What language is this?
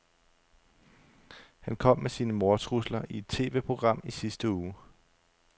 Danish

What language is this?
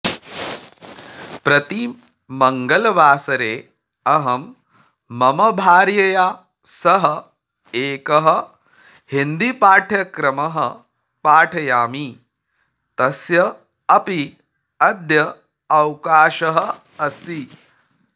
Sanskrit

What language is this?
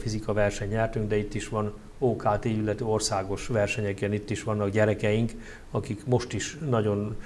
Hungarian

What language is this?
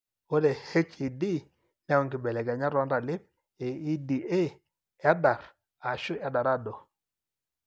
Masai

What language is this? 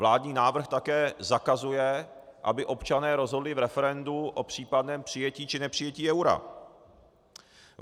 Czech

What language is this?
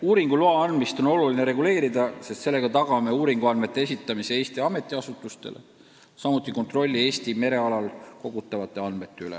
Estonian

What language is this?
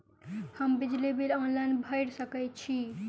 Maithili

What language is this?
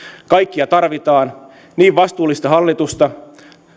Finnish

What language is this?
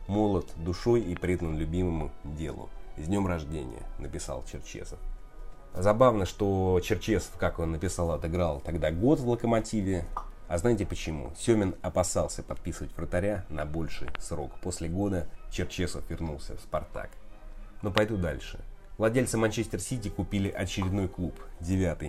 Russian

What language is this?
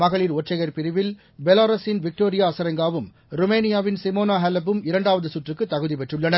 Tamil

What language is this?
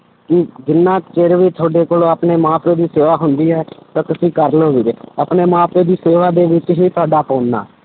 Punjabi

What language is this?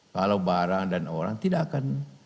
Indonesian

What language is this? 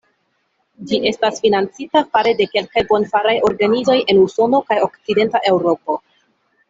Esperanto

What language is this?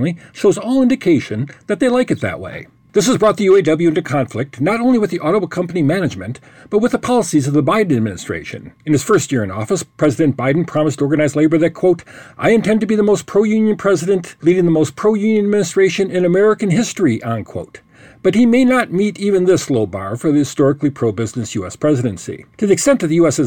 English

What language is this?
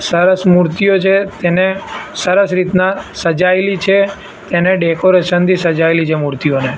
Gujarati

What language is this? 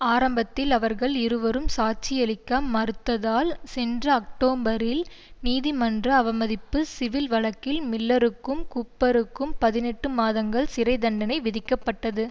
Tamil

